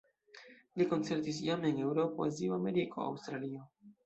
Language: Esperanto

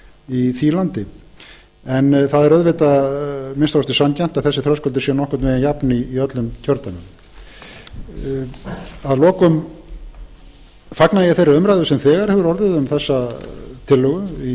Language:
Icelandic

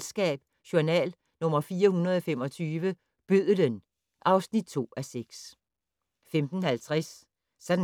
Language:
Danish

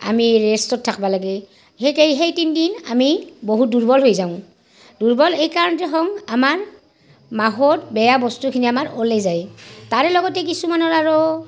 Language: Assamese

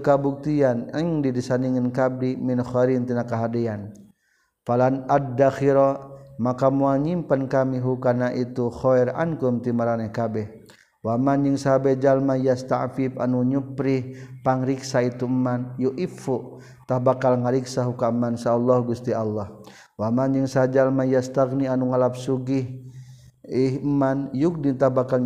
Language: Malay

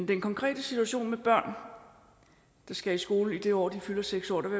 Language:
Danish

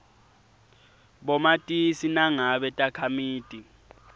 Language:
Swati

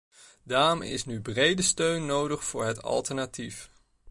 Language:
Dutch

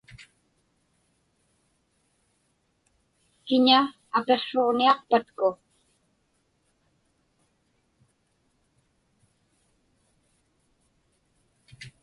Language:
Inupiaq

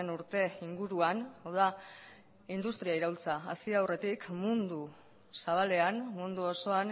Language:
Basque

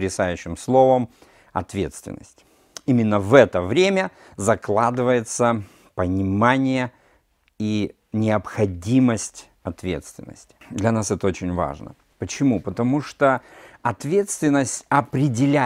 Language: Russian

